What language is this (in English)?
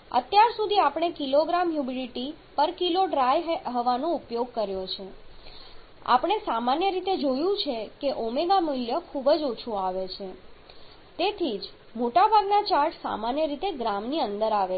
Gujarati